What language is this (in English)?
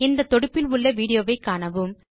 Tamil